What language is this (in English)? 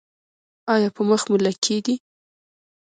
Pashto